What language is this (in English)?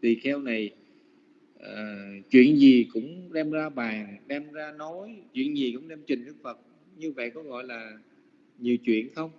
Vietnamese